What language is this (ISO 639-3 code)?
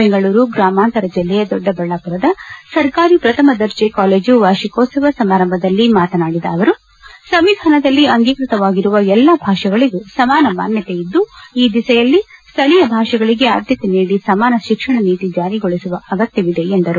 kan